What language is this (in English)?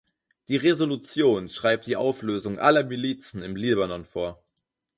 German